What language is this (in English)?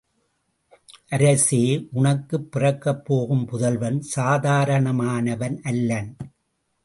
Tamil